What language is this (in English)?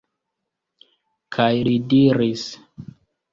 Esperanto